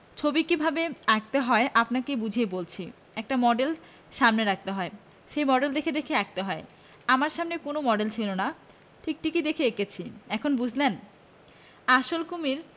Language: Bangla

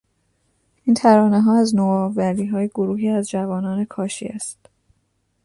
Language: Persian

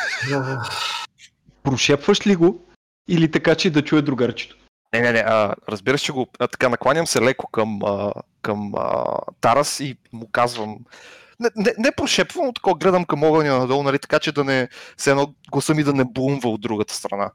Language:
Bulgarian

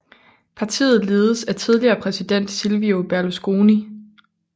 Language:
Danish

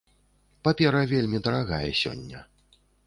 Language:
Belarusian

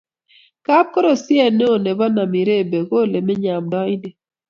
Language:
Kalenjin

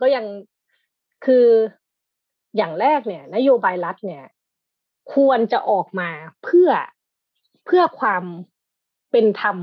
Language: Thai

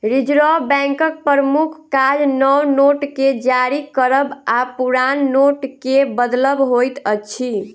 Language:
Maithili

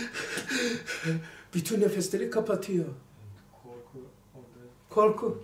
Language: Turkish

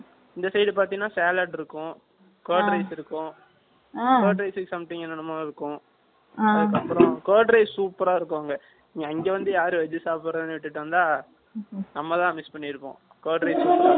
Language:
Tamil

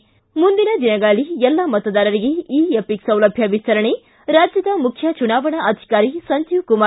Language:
Kannada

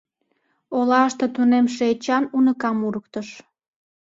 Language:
Mari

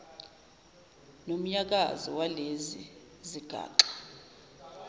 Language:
Zulu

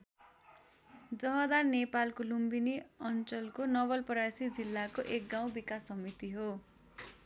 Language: Nepali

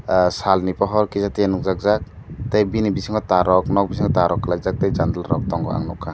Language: Kok Borok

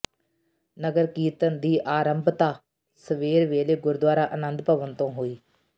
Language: Punjabi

